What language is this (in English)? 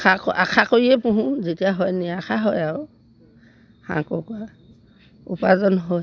Assamese